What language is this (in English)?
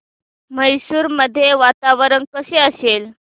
Marathi